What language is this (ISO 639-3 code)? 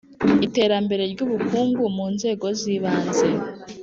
kin